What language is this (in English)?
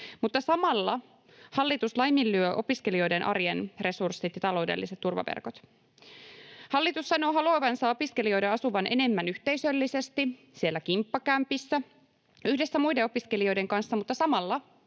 Finnish